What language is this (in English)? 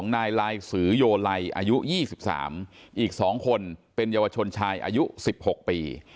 Thai